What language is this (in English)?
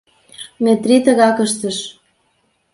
Mari